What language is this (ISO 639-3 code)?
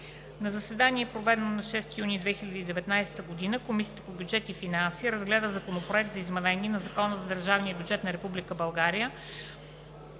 bul